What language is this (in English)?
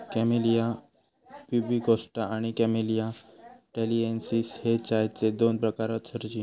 Marathi